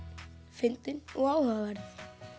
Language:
Icelandic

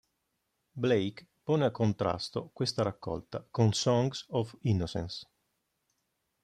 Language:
Italian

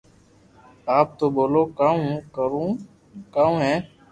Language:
Loarki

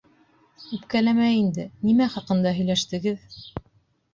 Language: Bashkir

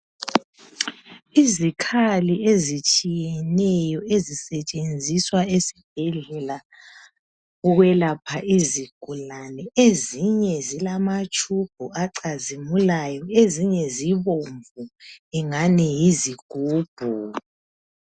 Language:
North Ndebele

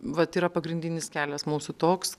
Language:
Lithuanian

